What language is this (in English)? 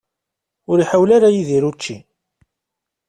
Kabyle